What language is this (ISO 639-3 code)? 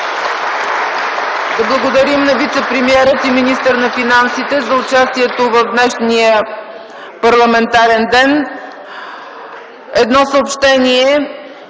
bul